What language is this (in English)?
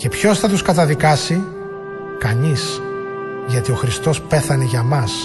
Greek